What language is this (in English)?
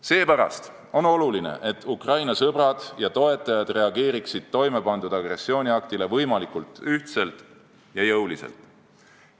Estonian